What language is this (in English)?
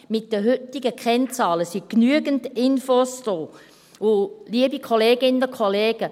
Swiss German